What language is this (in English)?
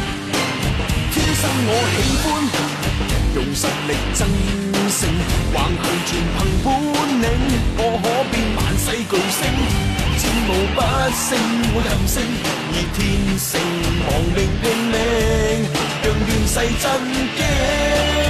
Chinese